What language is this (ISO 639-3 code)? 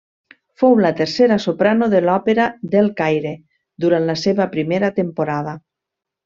cat